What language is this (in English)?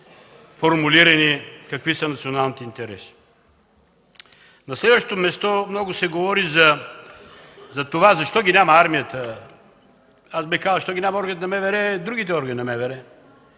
Bulgarian